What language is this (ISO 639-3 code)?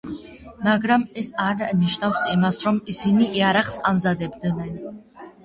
kat